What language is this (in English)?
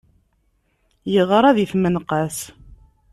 Kabyle